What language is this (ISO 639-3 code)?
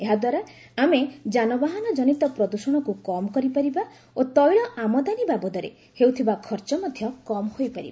ori